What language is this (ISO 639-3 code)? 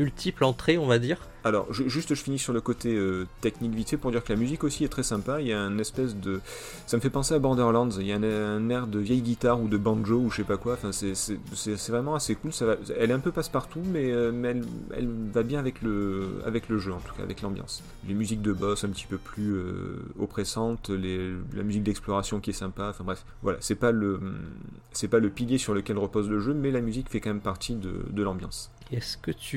fra